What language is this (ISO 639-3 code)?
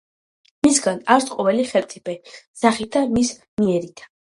kat